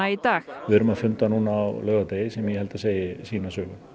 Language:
Icelandic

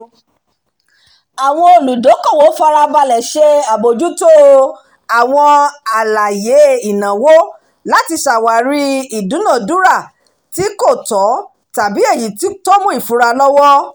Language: Yoruba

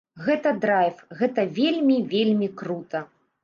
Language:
Belarusian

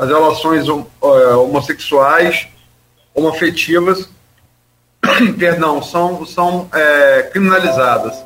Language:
Portuguese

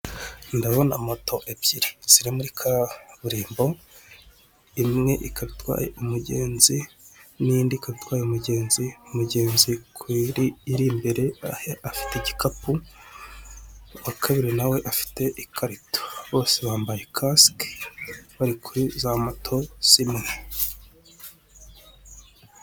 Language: Kinyarwanda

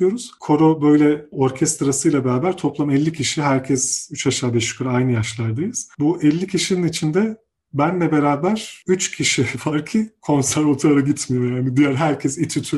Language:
Turkish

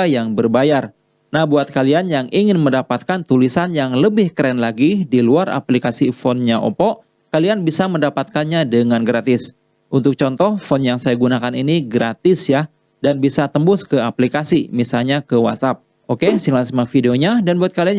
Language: Indonesian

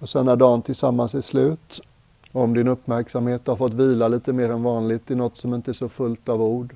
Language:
Swedish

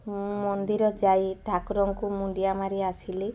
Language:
Odia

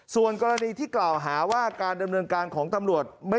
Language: Thai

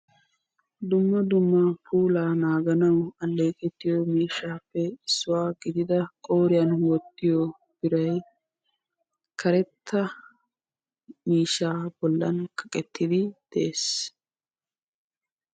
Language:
Wolaytta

